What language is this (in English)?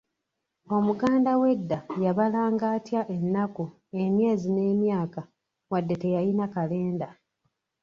Ganda